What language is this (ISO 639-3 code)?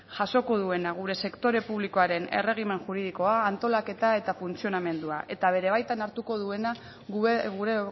eus